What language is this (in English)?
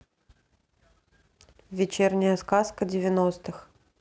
Russian